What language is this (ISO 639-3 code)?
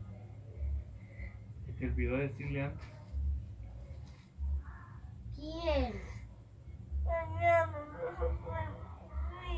spa